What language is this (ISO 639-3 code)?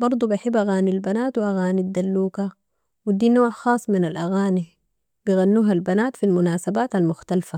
apd